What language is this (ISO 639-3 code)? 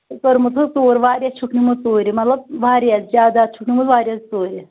kas